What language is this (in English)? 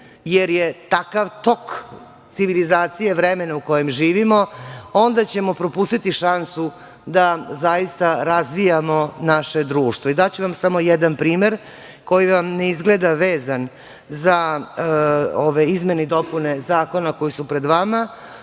Serbian